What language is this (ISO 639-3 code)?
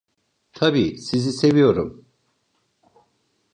tur